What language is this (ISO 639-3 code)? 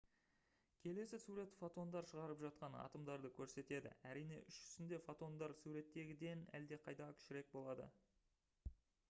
kaz